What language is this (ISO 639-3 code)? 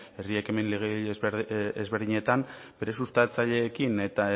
eus